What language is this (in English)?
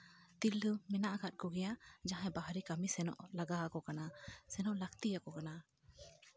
Santali